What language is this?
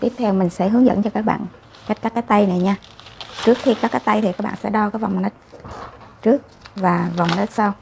Vietnamese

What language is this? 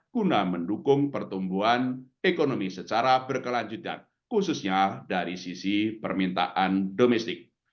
Indonesian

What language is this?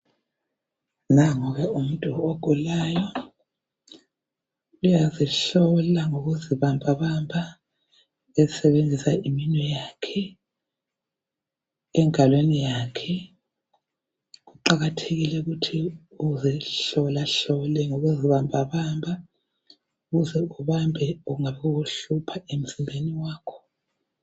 North Ndebele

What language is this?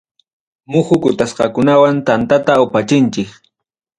Ayacucho Quechua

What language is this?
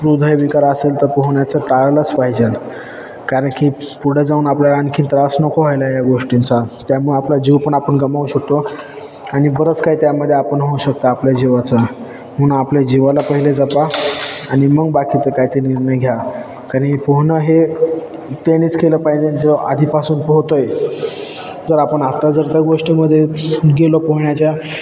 Marathi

